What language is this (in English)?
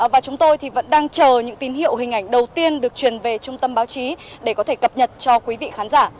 Vietnamese